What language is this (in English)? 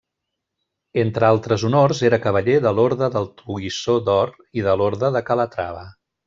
Catalan